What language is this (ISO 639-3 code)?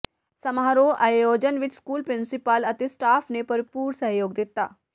pan